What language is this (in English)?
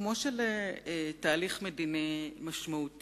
Hebrew